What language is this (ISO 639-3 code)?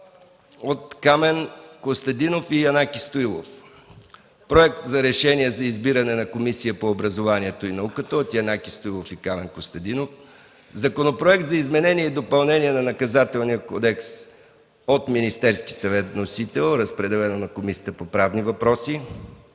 bul